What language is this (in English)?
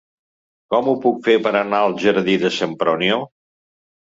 Catalan